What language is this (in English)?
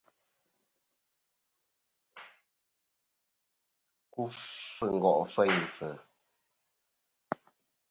Kom